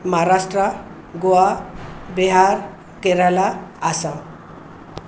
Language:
Sindhi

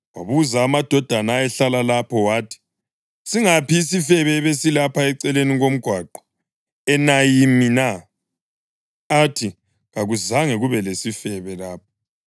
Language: North Ndebele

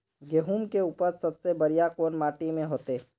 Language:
Magahi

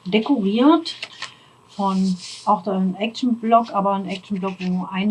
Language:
German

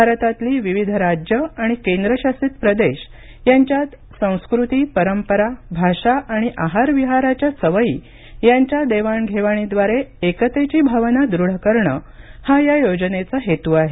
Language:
Marathi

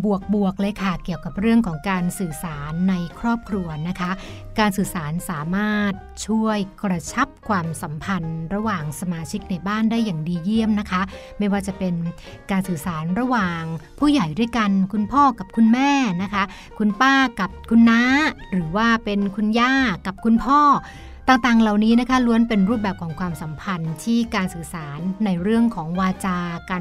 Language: Thai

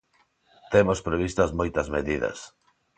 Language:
Galician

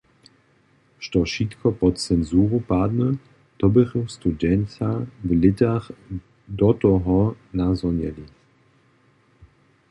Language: Upper Sorbian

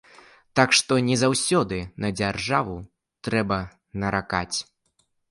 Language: Belarusian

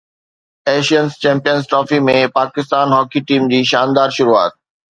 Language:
Sindhi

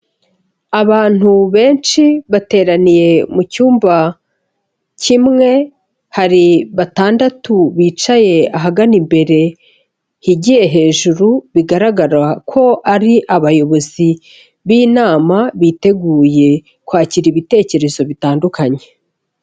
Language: Kinyarwanda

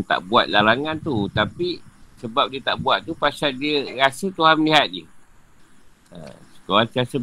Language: Malay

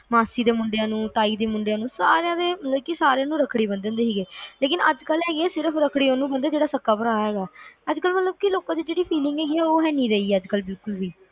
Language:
Punjabi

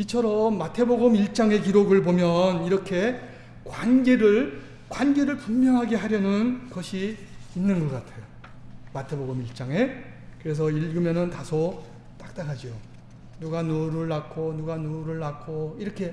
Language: Korean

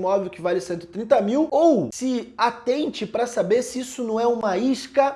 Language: Portuguese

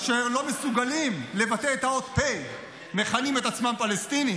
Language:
Hebrew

